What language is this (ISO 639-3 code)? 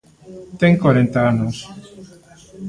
glg